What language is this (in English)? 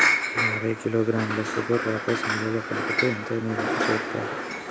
Telugu